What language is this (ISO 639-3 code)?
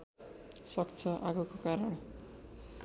nep